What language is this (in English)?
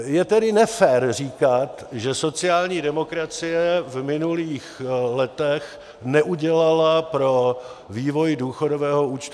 Czech